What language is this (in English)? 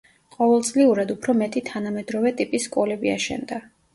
Georgian